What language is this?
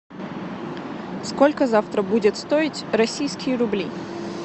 Russian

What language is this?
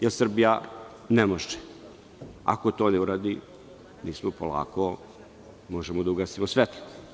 Serbian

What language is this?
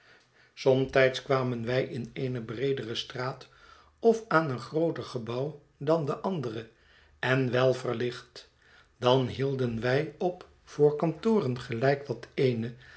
Dutch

